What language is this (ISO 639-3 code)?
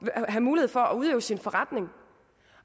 dan